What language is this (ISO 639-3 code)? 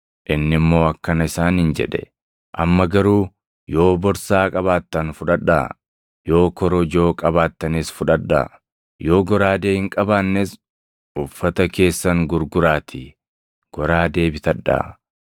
orm